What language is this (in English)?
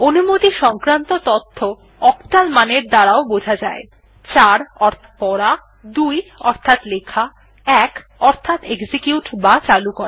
Bangla